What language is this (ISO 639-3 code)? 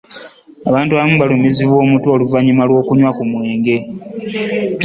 lug